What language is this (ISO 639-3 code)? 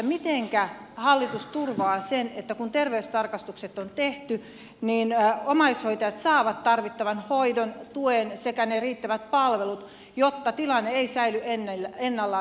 fin